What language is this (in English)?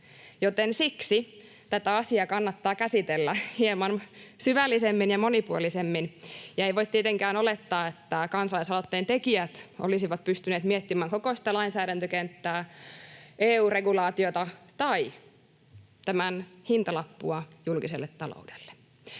Finnish